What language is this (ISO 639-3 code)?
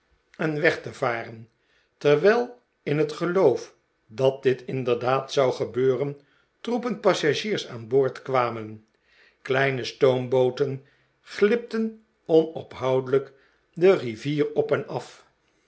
nld